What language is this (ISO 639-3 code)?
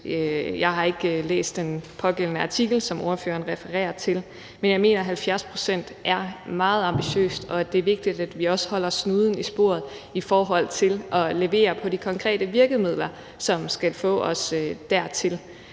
dan